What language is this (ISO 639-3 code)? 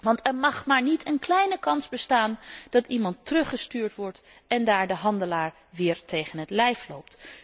nld